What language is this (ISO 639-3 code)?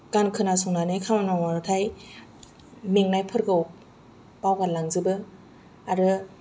brx